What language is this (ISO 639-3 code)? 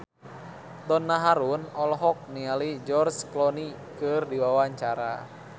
sun